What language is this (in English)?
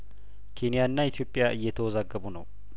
Amharic